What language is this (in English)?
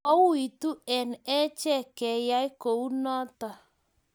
Kalenjin